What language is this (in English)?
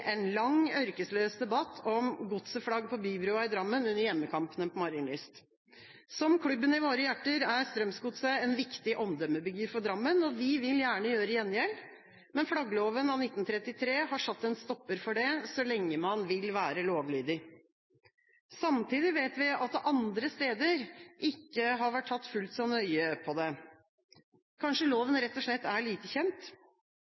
Norwegian Bokmål